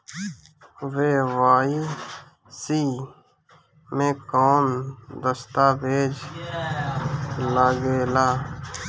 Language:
Bhojpuri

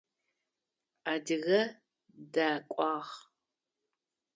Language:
Adyghe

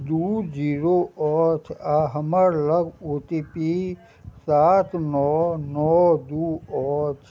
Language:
Maithili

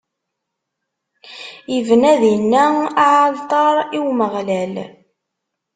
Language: Kabyle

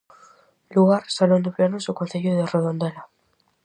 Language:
Galician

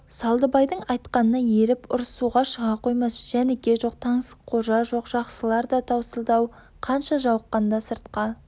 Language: Kazakh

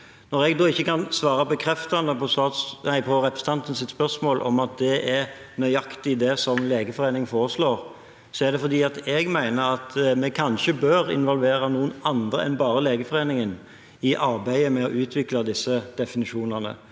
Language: Norwegian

